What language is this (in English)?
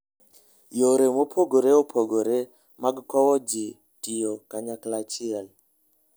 Luo (Kenya and Tanzania)